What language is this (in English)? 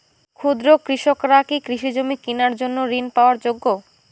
Bangla